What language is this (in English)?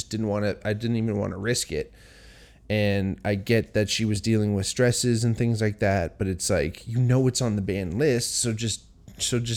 English